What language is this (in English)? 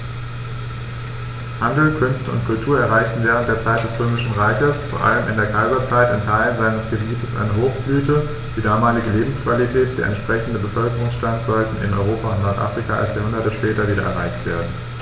German